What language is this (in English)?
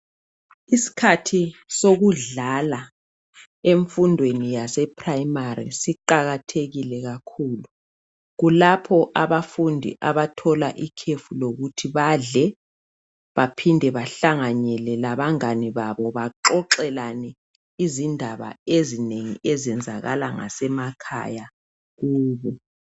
North Ndebele